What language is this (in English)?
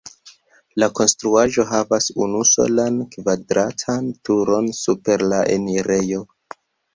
Esperanto